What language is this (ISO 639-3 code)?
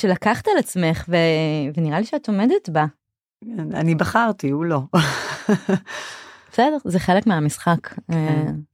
heb